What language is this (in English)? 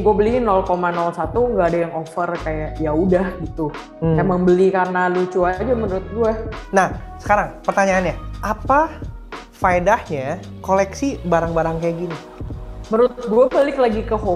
Indonesian